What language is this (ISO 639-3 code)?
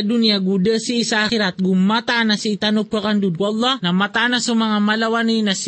fil